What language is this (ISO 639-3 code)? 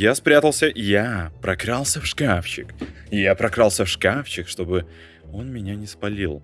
rus